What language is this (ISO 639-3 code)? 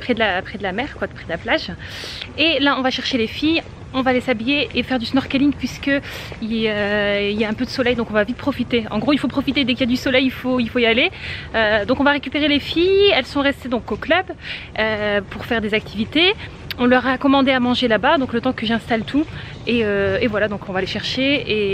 fra